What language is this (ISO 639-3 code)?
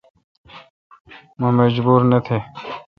xka